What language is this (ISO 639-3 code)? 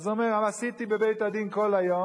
heb